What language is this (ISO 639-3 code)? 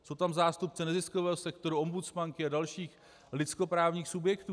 ces